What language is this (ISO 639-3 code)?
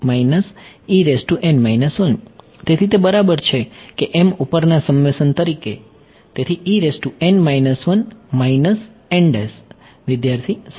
guj